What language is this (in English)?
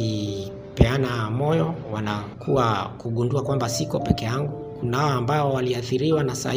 Swahili